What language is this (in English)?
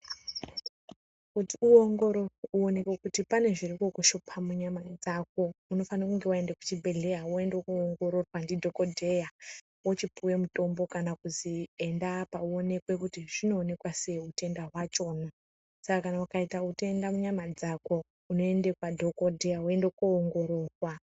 Ndau